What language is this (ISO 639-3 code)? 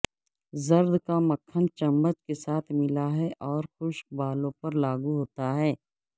urd